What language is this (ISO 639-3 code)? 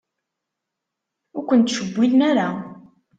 kab